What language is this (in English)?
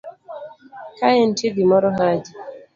Luo (Kenya and Tanzania)